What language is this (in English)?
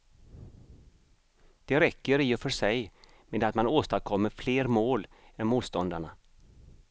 Swedish